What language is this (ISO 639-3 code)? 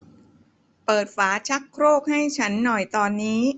tha